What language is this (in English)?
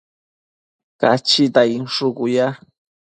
Matsés